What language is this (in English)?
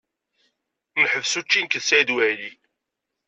Kabyle